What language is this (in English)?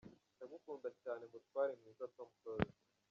Kinyarwanda